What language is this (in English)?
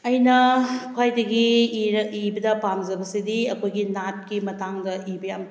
Manipuri